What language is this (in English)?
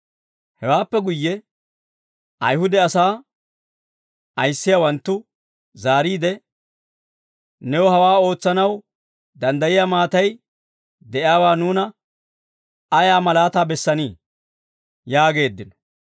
Dawro